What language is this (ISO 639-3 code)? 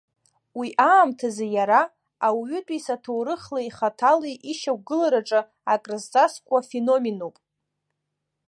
abk